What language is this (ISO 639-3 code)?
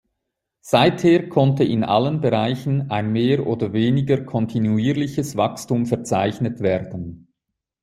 deu